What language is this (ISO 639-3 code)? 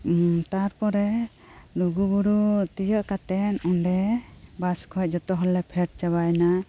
sat